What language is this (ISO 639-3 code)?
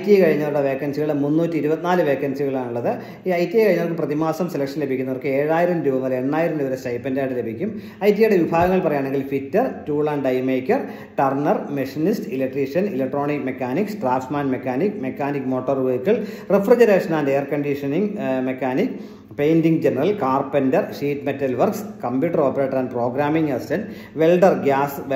mal